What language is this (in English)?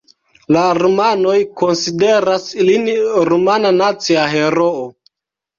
Esperanto